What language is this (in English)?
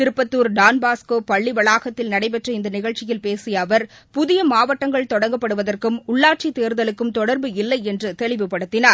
Tamil